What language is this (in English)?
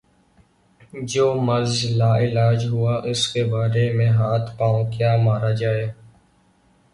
Urdu